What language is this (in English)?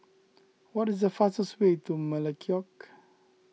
English